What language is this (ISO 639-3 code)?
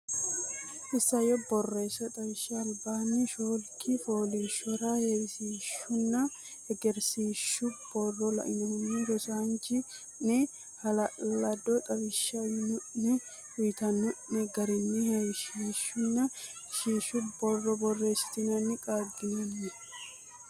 sid